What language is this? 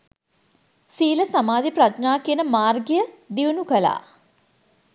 Sinhala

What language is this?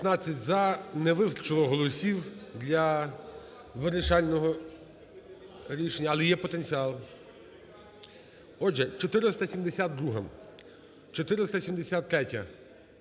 Ukrainian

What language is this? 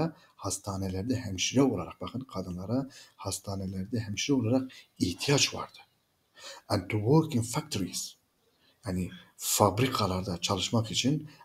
Turkish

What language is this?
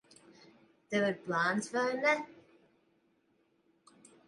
Latvian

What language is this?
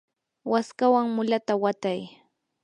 Yanahuanca Pasco Quechua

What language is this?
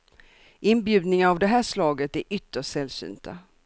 Swedish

